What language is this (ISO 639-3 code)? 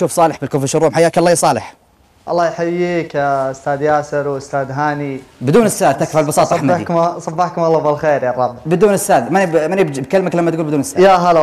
ara